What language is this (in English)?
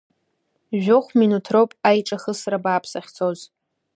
Abkhazian